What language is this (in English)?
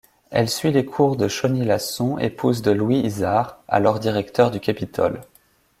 French